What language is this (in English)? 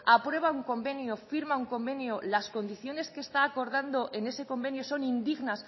Spanish